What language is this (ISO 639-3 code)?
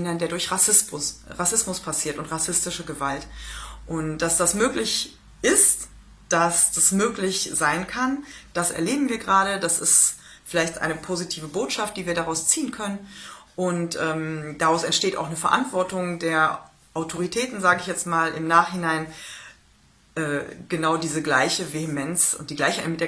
deu